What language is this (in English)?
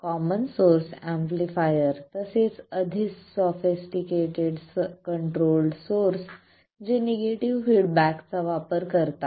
Marathi